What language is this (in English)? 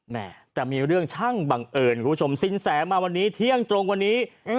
Thai